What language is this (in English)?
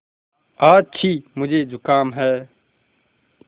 Hindi